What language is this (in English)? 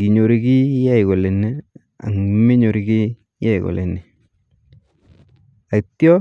Kalenjin